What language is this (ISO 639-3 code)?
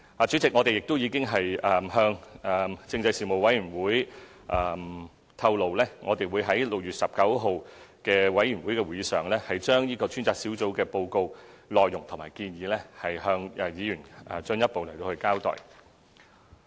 yue